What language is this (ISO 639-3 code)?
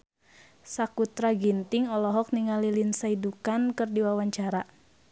sun